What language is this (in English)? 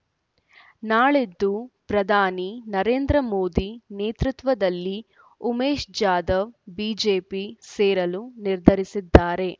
Kannada